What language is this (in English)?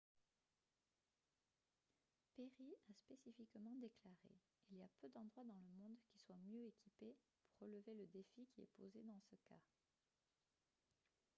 French